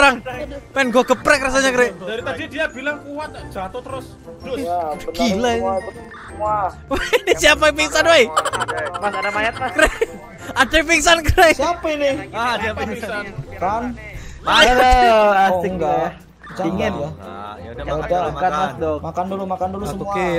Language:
Indonesian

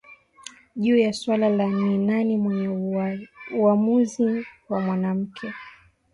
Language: Swahili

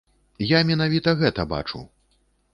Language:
Belarusian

